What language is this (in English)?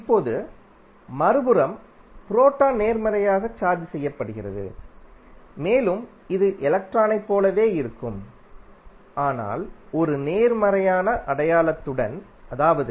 Tamil